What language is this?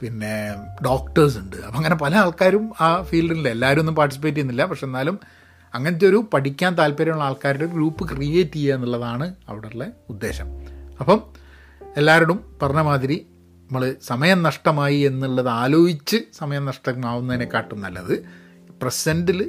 Malayalam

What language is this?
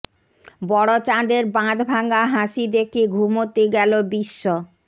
Bangla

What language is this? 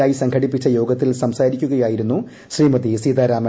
Malayalam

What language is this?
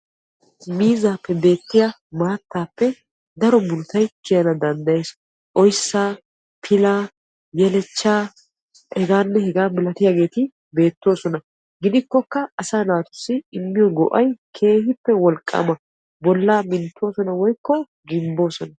Wolaytta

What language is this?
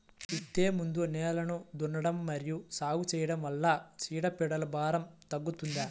Telugu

